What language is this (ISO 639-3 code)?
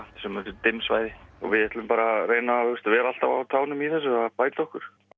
isl